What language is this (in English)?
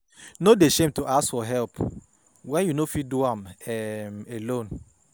Nigerian Pidgin